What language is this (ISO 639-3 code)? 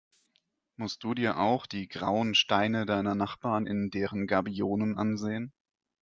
deu